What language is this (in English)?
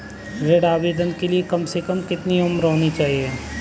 Hindi